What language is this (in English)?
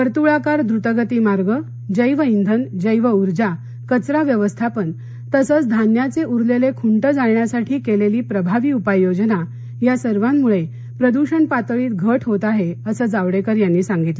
Marathi